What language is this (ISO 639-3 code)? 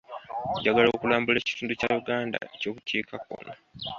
lug